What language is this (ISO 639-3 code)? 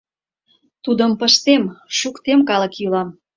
chm